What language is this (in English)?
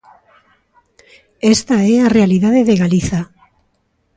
Galician